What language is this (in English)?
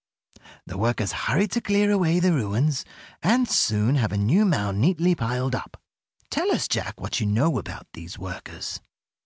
English